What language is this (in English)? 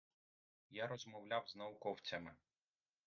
Ukrainian